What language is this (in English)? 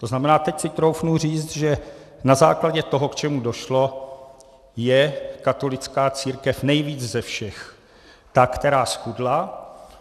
Czech